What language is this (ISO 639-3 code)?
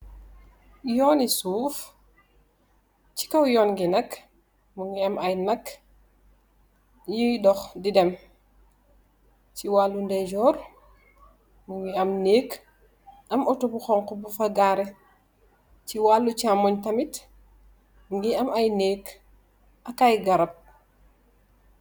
wol